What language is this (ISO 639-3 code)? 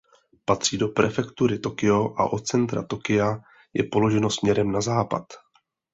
ces